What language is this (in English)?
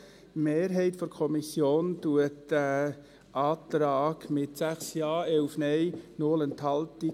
Swiss German